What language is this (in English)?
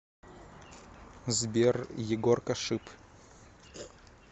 Russian